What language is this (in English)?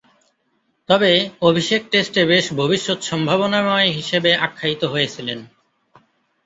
Bangla